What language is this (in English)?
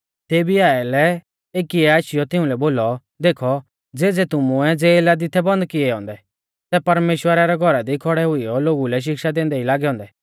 Mahasu Pahari